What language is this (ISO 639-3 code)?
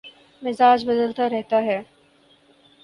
urd